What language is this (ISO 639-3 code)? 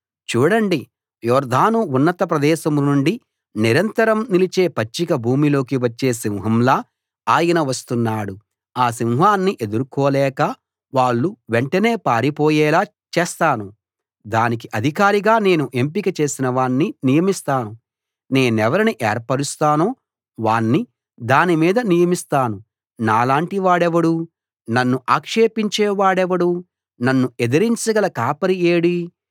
tel